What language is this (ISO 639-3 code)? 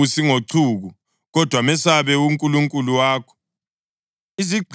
nde